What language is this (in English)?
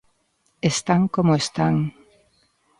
Galician